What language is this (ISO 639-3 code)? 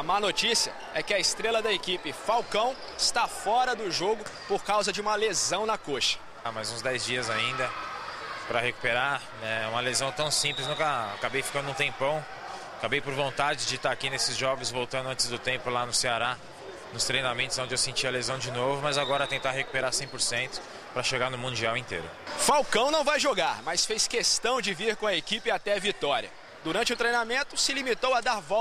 por